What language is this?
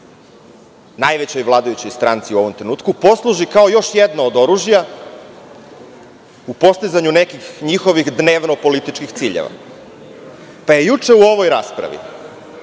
Serbian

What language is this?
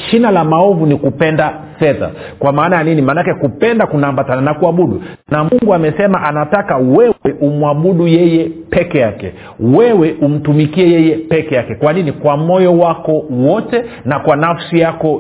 Swahili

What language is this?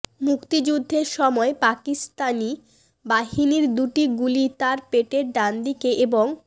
Bangla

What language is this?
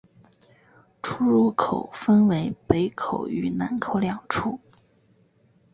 Chinese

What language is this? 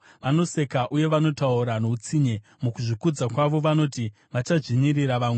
Shona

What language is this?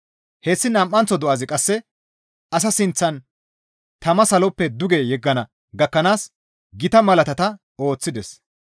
Gamo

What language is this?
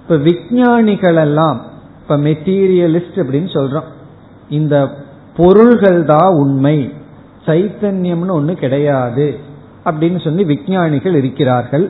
Tamil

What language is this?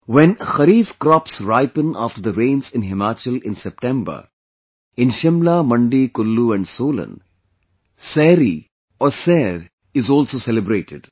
English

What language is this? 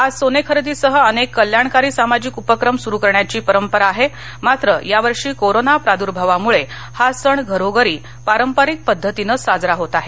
Marathi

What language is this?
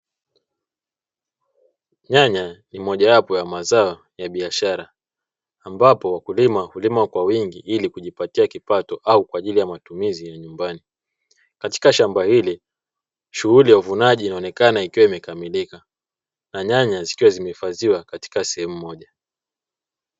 Swahili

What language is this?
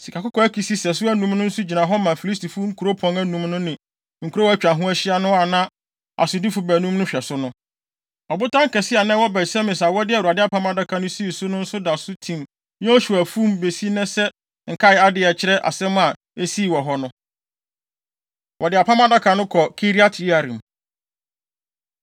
Akan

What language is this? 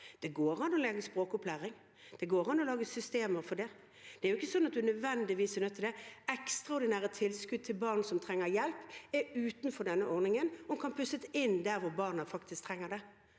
Norwegian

